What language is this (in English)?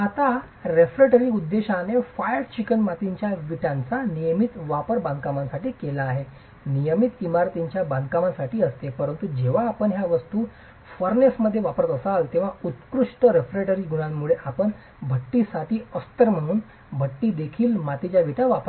Marathi